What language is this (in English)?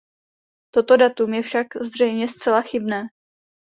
Czech